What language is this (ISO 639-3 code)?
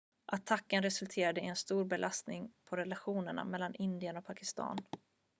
swe